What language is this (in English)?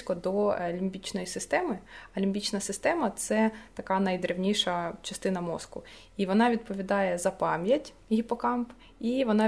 Ukrainian